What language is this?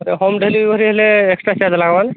Odia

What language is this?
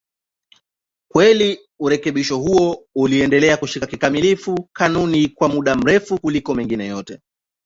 Swahili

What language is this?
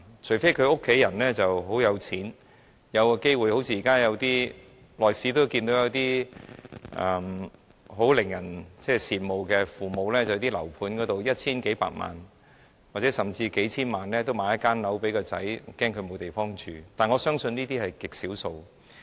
Cantonese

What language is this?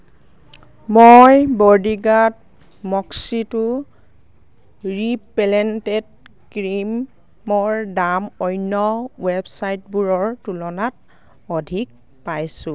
Assamese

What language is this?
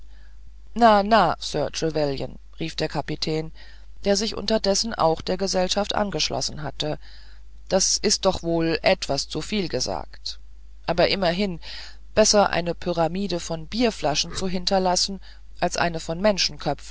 German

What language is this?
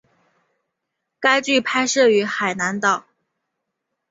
Chinese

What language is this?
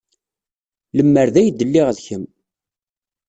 Kabyle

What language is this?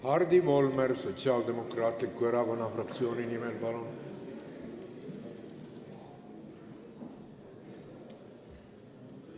Estonian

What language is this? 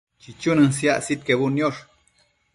Matsés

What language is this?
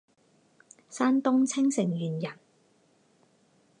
Chinese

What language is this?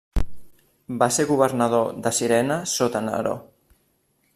Catalan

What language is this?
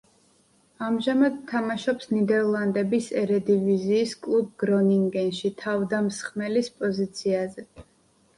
Georgian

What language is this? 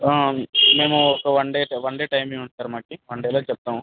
Telugu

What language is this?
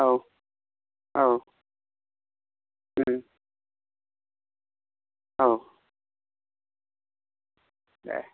Bodo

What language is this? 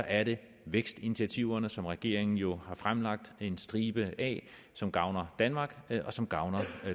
Danish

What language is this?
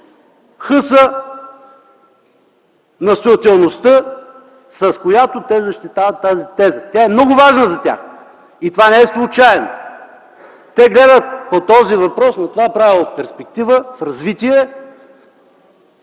Bulgarian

